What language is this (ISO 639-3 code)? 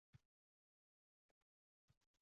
uzb